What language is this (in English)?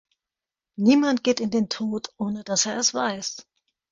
German